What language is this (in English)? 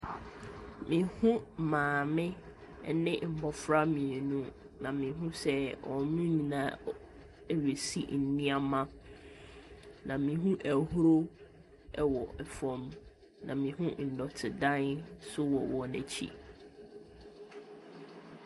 Akan